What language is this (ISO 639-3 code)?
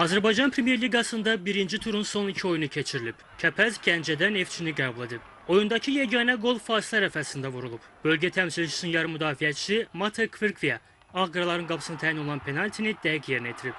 tur